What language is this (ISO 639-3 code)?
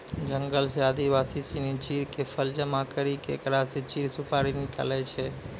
mai